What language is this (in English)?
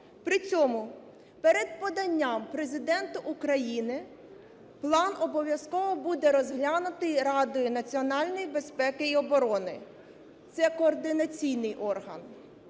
Ukrainian